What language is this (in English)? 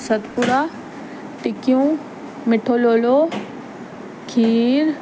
Sindhi